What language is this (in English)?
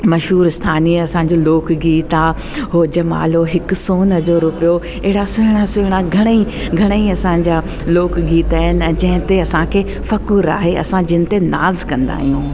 Sindhi